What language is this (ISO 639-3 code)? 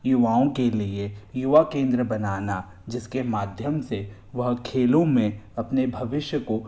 hin